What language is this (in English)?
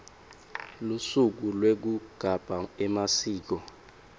Swati